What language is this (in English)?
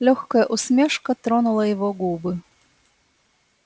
Russian